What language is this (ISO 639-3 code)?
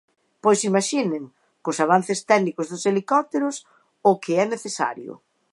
glg